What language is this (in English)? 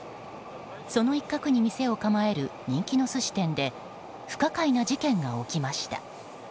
Japanese